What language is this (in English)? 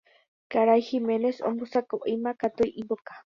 Guarani